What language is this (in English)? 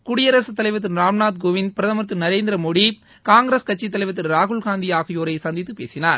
Tamil